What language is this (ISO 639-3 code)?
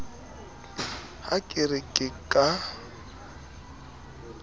sot